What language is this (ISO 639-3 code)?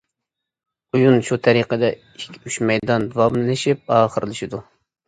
uig